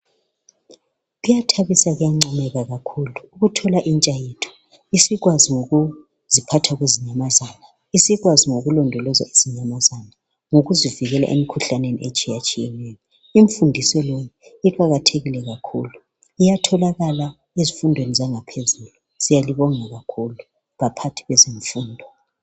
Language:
North Ndebele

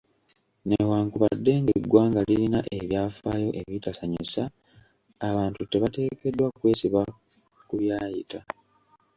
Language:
Ganda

